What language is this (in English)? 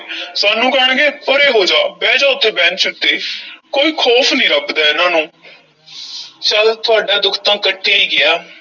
Punjabi